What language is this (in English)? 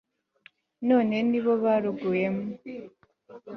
Kinyarwanda